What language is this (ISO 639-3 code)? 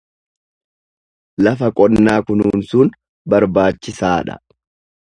orm